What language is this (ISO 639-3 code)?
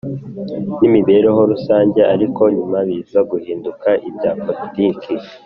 kin